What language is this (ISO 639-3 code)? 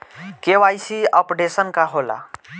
bho